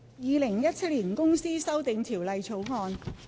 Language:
Cantonese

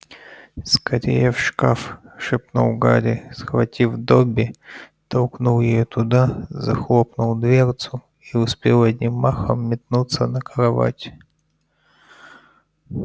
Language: Russian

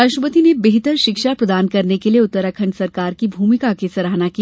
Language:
Hindi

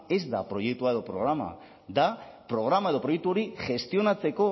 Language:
Basque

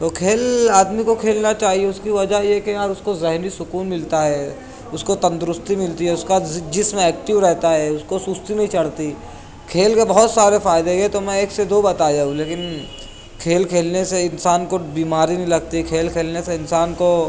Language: Urdu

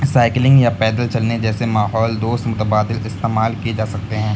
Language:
Urdu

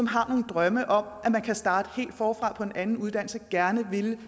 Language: Danish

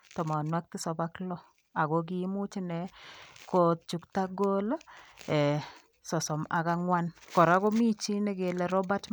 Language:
Kalenjin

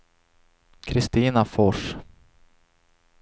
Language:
Swedish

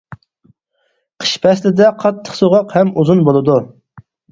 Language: Uyghur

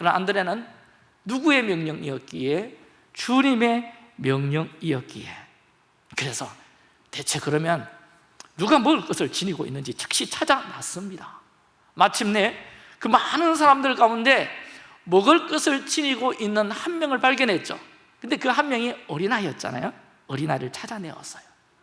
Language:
Korean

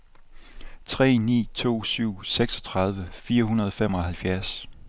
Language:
Danish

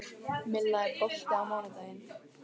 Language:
Icelandic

